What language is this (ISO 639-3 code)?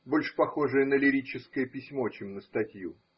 rus